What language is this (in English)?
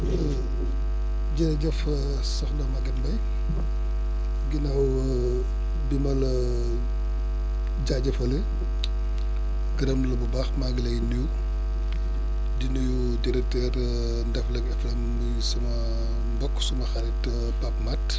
Wolof